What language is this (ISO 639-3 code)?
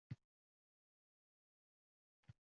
uzb